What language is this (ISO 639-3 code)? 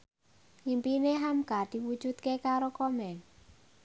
jav